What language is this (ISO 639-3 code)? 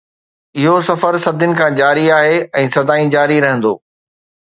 snd